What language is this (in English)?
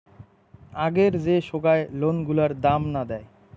Bangla